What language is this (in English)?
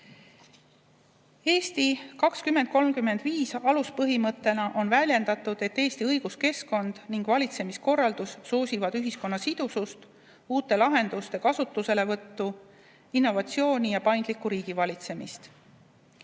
Estonian